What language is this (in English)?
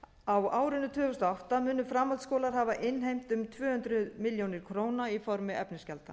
Icelandic